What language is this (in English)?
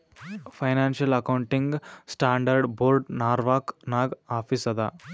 Kannada